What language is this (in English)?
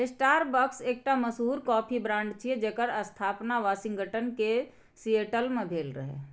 Maithili